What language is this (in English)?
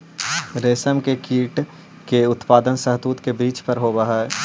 Magahi